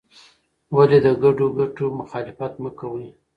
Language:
Pashto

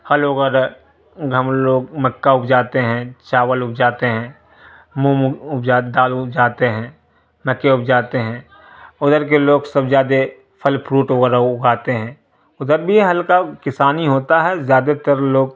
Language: Urdu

